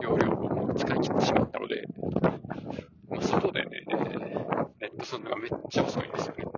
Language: Japanese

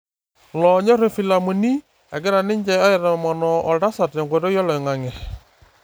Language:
Masai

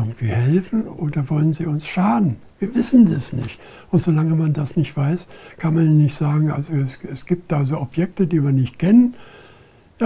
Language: German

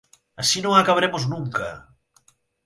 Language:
Galician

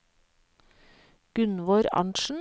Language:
Norwegian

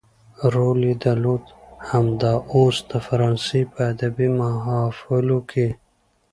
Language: Pashto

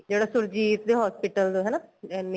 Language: Punjabi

